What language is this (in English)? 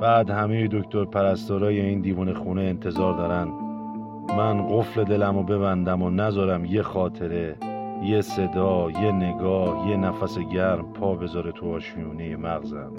Persian